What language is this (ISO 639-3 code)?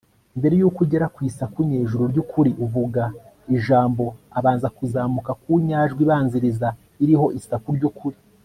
kin